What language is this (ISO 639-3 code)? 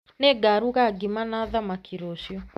kik